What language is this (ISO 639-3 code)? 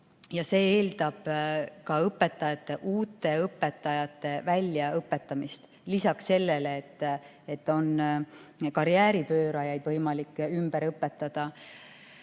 est